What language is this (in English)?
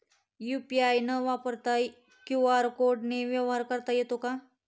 Marathi